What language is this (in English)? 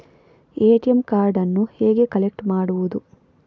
Kannada